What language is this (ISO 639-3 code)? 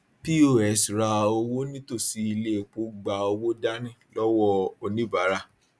yor